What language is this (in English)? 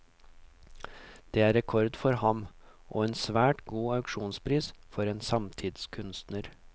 Norwegian